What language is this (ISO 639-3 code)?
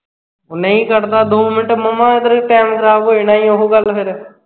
pan